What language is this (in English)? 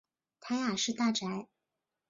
Chinese